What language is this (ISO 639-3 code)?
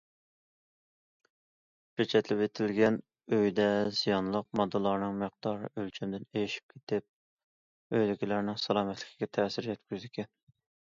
uig